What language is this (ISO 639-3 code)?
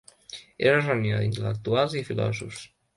cat